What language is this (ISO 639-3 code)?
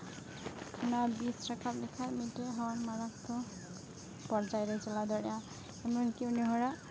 sat